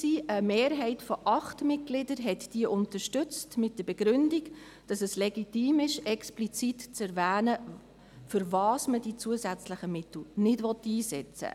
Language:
Swiss German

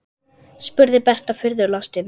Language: Icelandic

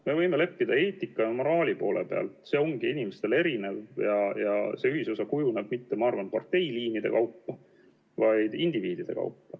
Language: Estonian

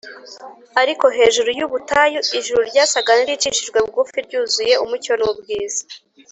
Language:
Kinyarwanda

